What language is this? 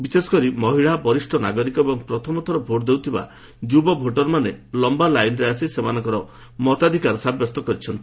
Odia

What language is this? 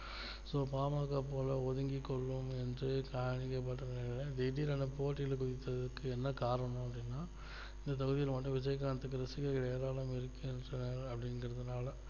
Tamil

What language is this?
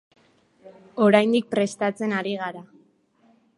Basque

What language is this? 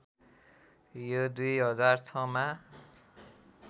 Nepali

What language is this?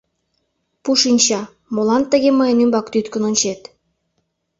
Mari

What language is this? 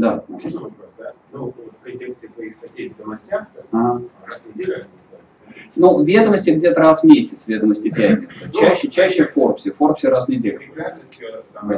Russian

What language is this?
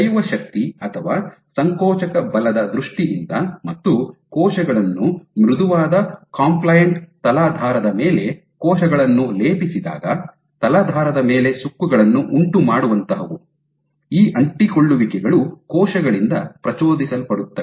Kannada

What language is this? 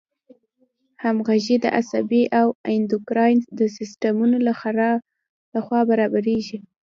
Pashto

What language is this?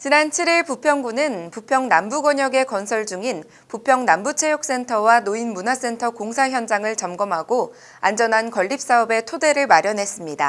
Korean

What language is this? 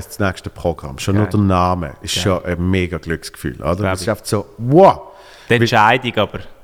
German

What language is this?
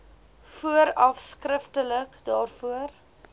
Afrikaans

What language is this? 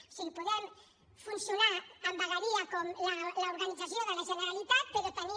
Catalan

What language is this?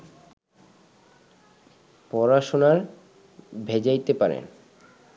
Bangla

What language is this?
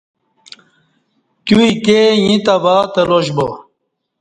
Kati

